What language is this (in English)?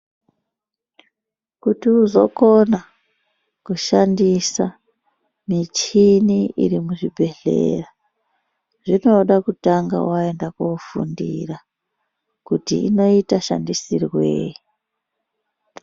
Ndau